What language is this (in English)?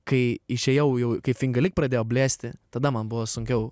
Lithuanian